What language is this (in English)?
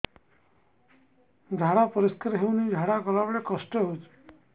Odia